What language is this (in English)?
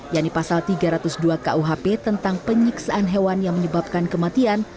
Indonesian